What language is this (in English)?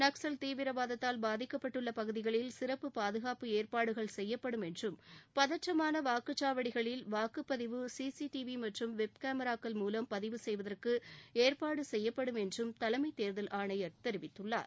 Tamil